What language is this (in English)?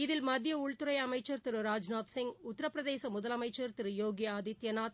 Tamil